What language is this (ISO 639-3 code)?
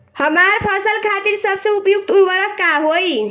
bho